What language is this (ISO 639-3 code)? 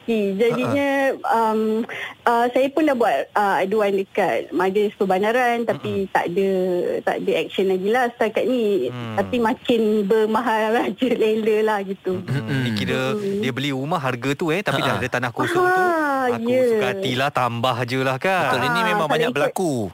msa